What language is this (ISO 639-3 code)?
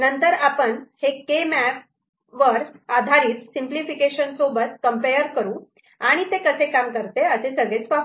mar